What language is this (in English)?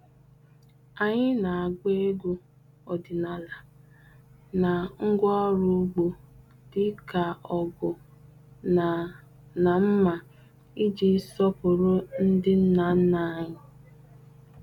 Igbo